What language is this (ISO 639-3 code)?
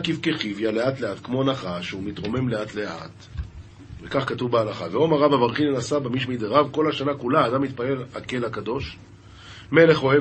heb